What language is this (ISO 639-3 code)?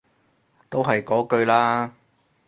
yue